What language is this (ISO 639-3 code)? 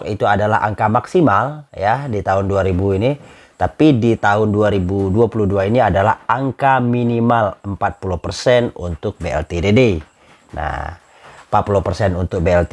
ind